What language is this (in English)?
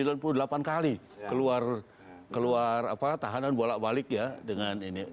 Indonesian